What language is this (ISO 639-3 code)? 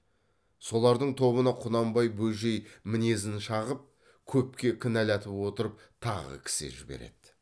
kaz